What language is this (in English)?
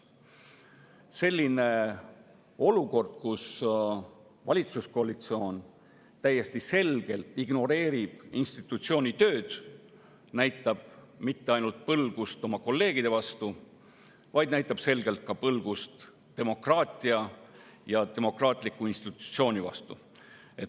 Estonian